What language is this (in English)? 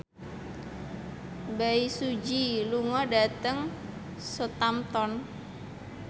Javanese